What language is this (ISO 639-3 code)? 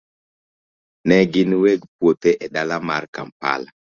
luo